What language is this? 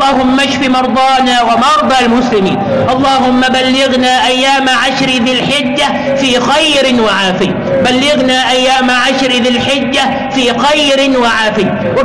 Arabic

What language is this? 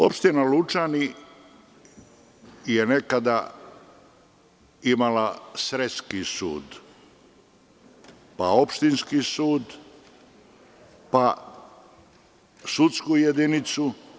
Serbian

